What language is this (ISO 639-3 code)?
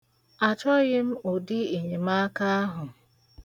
ibo